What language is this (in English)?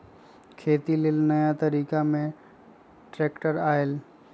Magahi